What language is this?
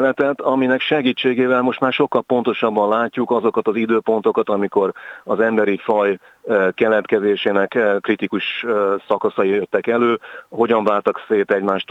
Hungarian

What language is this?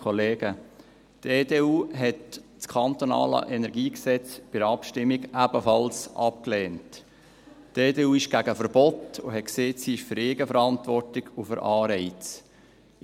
Swiss German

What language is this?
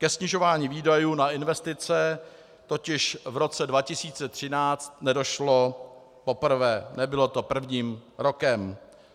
Czech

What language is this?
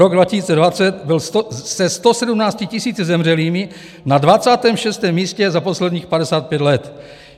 Czech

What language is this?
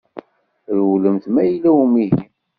Kabyle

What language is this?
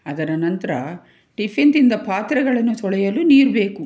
Kannada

